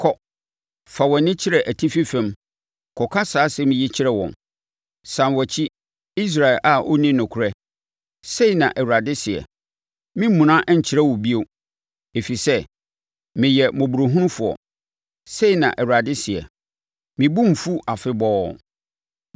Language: Akan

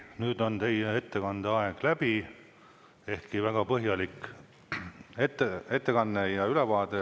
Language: Estonian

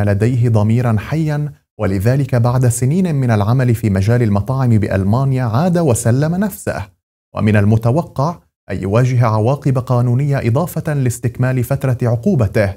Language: Arabic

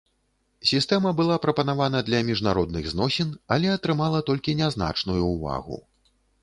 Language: Belarusian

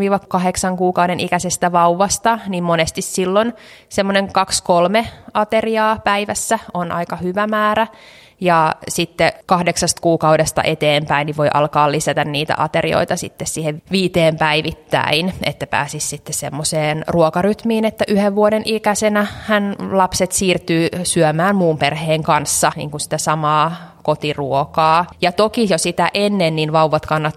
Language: Finnish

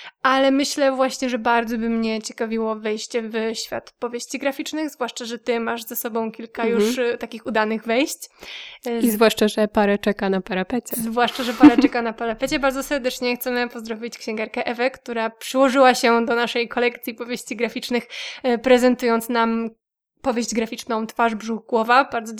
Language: Polish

